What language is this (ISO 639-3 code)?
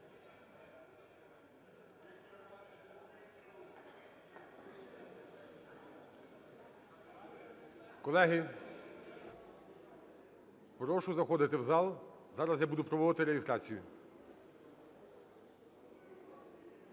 ukr